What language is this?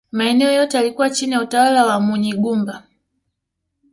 Swahili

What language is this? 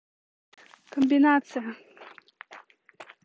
Russian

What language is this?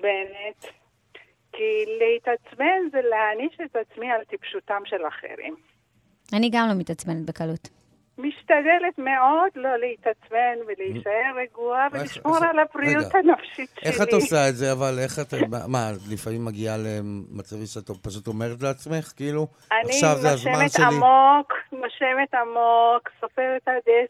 Hebrew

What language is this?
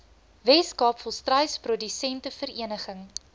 Afrikaans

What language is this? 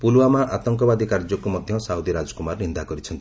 Odia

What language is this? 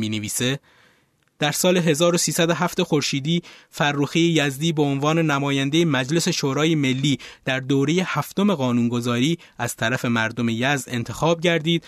Persian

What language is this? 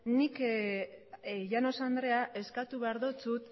Basque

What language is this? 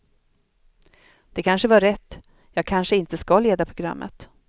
Swedish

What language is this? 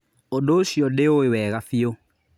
Kikuyu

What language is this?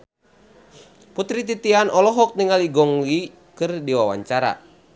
Sundanese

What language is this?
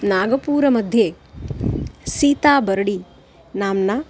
Sanskrit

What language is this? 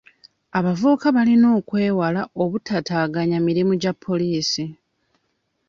Ganda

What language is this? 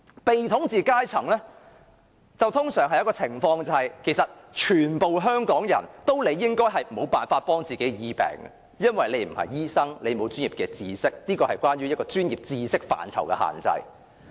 Cantonese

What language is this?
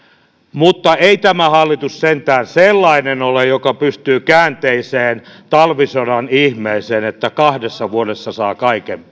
Finnish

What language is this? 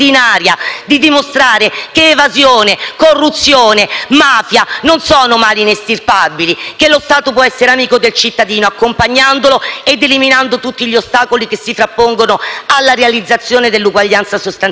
Italian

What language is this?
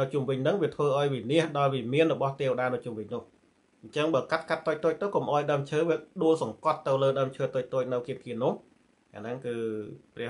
Thai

